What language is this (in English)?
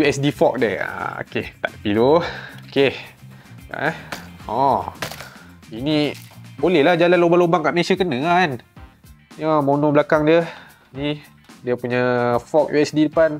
Malay